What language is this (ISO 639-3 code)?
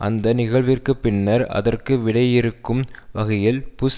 tam